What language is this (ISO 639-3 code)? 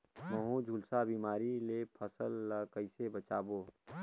hne